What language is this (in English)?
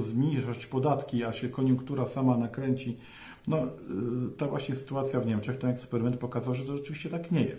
Polish